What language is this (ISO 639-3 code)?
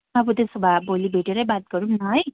nep